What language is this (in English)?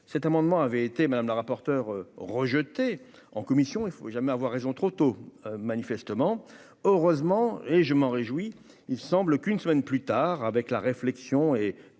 French